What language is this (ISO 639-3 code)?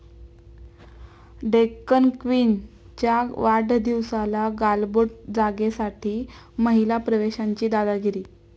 mar